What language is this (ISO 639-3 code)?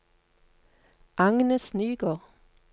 nor